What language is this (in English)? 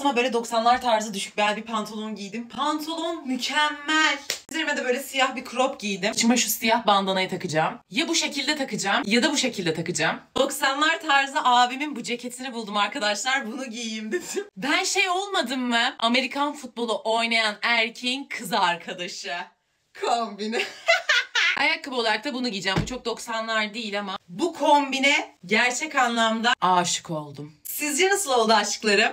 Turkish